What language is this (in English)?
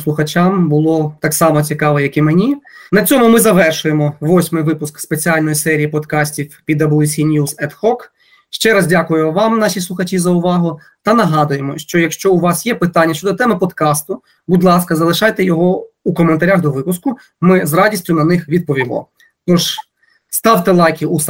Ukrainian